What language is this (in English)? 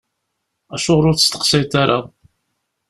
Kabyle